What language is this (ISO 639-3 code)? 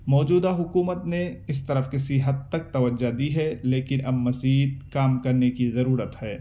urd